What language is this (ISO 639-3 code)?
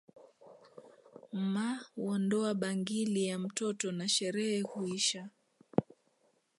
swa